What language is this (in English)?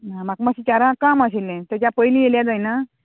Konkani